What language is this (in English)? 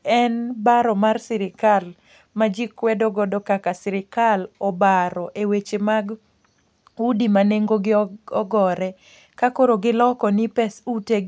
Luo (Kenya and Tanzania)